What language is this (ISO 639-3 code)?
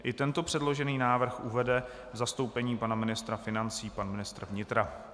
ces